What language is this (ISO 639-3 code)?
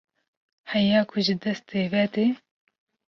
kur